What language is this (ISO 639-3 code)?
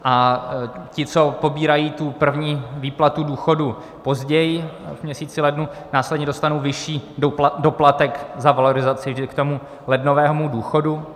ces